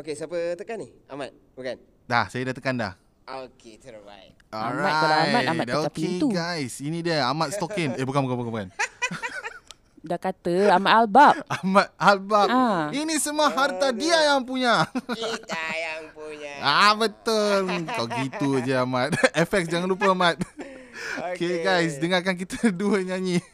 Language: Malay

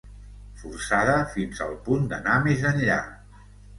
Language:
Catalan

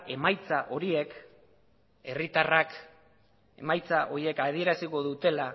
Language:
Basque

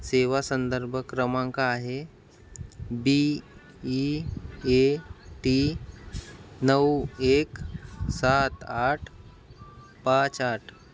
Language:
Marathi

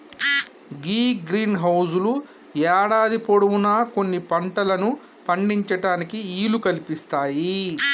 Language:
Telugu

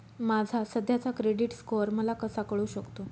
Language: Marathi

